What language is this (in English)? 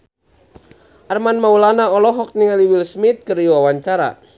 Sundanese